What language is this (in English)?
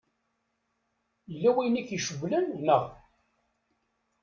Kabyle